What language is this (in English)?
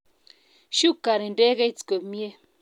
Kalenjin